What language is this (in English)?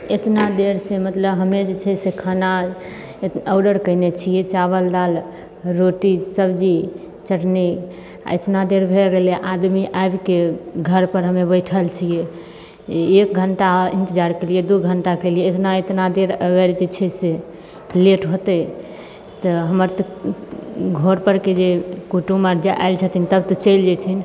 Maithili